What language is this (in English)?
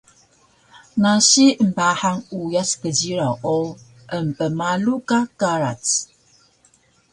Taroko